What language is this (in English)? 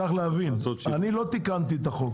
Hebrew